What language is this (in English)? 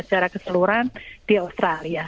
Indonesian